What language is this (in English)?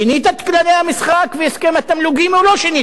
Hebrew